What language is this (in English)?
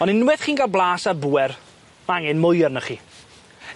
Welsh